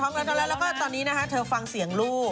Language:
Thai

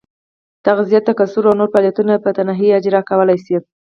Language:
Pashto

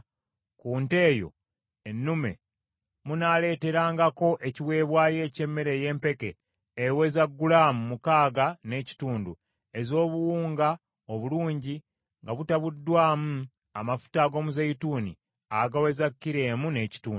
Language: Ganda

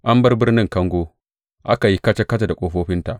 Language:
Hausa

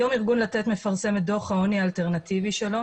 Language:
Hebrew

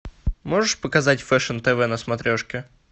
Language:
Russian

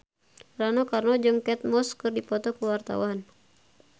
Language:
Sundanese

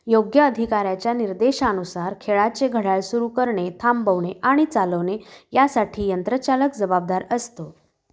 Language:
Marathi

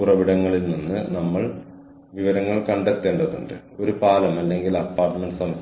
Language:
Malayalam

